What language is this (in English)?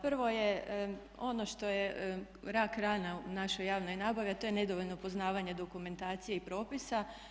Croatian